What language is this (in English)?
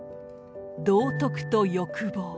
Japanese